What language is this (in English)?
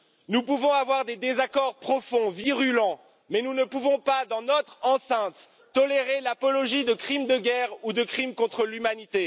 French